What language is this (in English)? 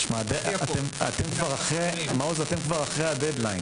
Hebrew